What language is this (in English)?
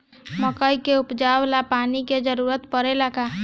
Bhojpuri